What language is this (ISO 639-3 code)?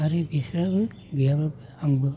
brx